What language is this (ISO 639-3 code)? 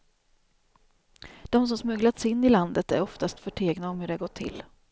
swe